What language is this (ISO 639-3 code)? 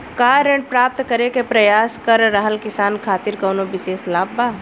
bho